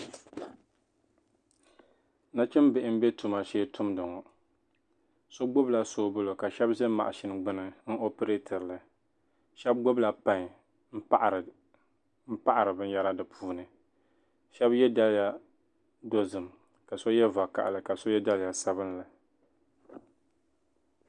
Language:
Dagbani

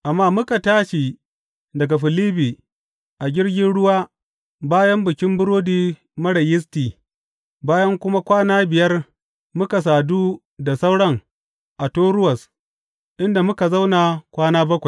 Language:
Hausa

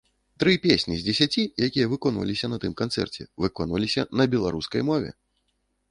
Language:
Belarusian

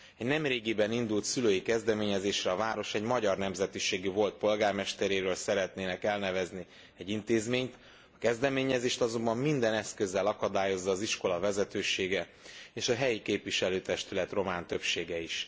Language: Hungarian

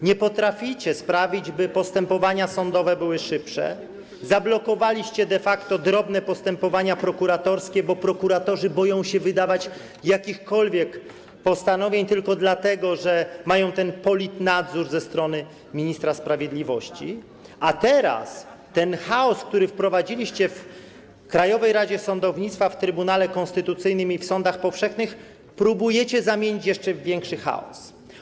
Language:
Polish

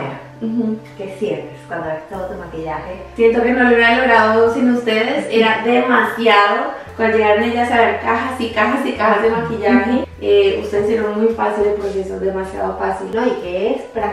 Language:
Spanish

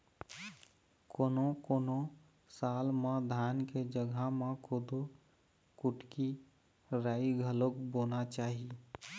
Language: Chhattisgarhi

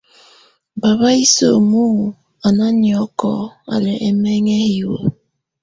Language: Tunen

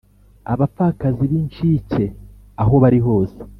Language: Kinyarwanda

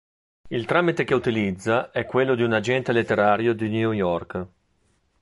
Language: Italian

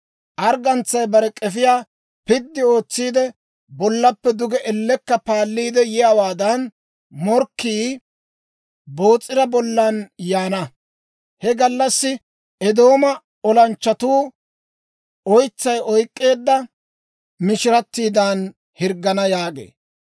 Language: Dawro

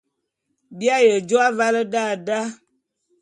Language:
Bulu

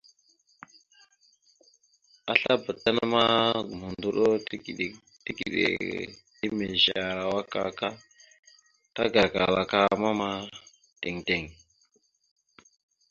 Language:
Mada (Cameroon)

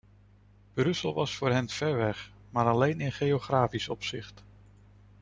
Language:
Dutch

